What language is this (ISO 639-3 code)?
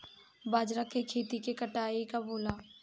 bho